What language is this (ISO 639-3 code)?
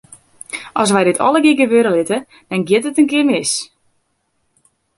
fry